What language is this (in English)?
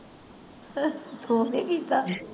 Punjabi